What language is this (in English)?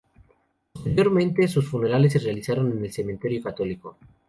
Spanish